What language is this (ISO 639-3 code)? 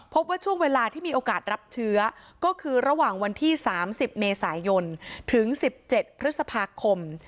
tha